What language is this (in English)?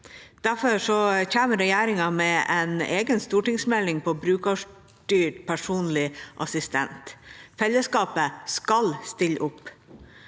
Norwegian